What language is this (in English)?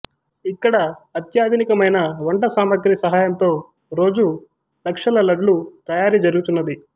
Telugu